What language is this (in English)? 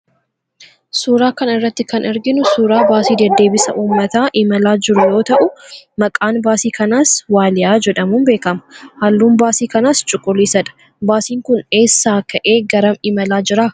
Oromo